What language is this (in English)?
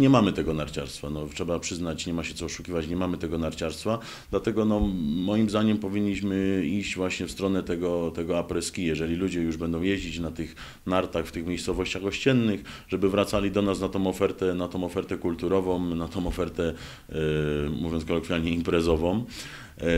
Polish